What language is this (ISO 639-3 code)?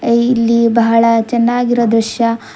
kan